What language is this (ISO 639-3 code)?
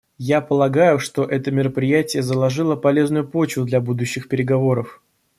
rus